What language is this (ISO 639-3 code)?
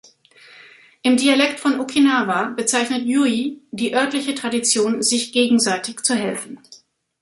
deu